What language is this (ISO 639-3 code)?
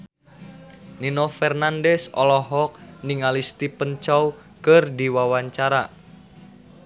sun